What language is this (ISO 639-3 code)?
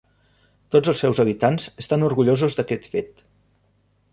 cat